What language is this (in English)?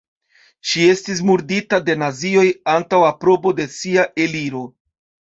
Esperanto